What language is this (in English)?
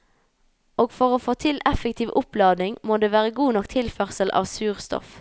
Norwegian